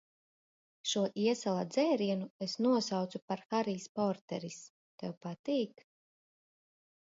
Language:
Latvian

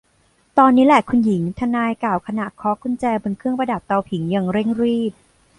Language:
Thai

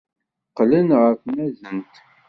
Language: Kabyle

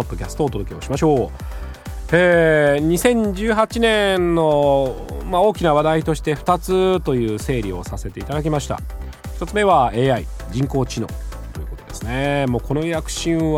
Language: Japanese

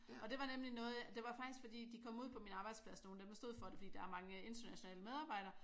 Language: Danish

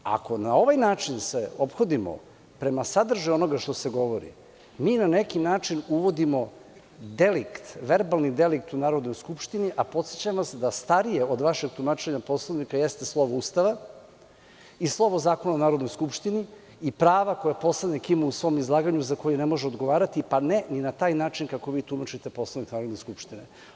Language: Serbian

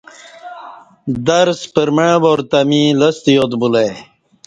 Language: Kati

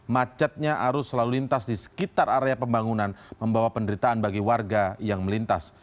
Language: Indonesian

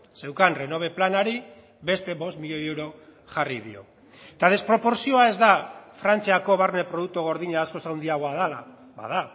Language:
Basque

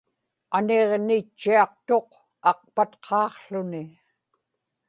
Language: Inupiaq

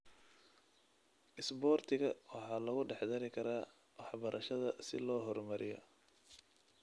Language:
Somali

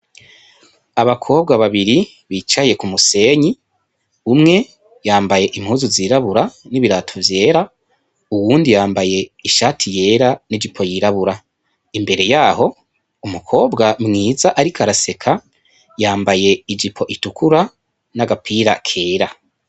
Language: Rundi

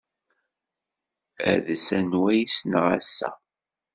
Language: Kabyle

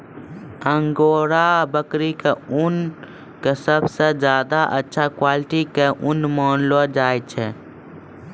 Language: Maithili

